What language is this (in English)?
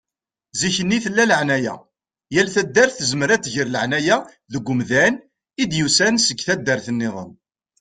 Kabyle